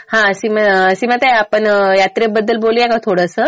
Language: Marathi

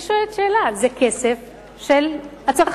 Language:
Hebrew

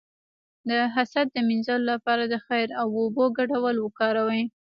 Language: Pashto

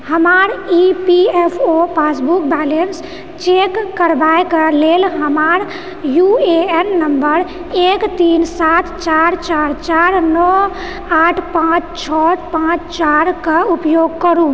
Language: Maithili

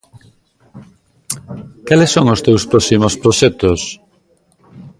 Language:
Galician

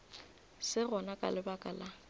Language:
Northern Sotho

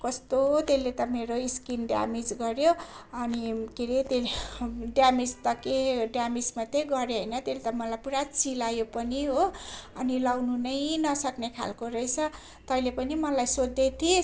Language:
Nepali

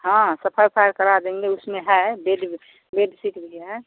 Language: Hindi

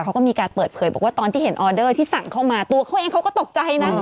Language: Thai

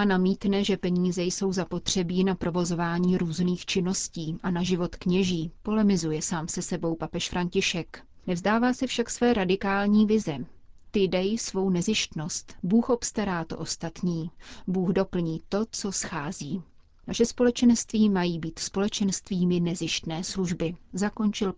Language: Czech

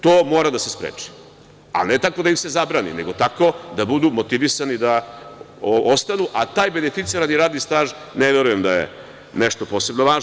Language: Serbian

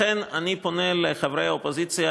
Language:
Hebrew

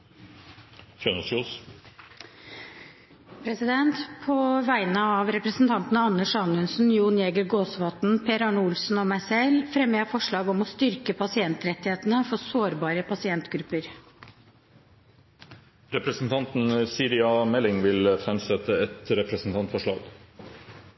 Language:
Norwegian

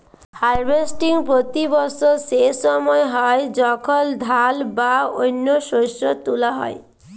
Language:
Bangla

